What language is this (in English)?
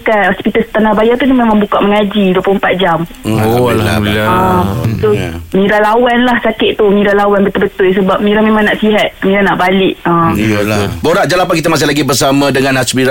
Malay